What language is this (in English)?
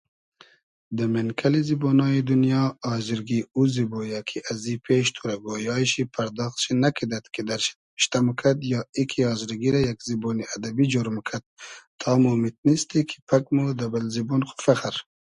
Hazaragi